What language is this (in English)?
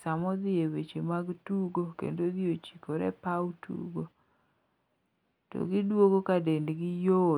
Luo (Kenya and Tanzania)